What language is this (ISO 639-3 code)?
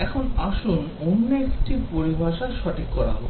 ben